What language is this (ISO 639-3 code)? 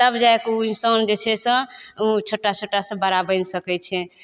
mai